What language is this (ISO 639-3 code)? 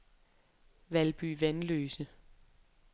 dan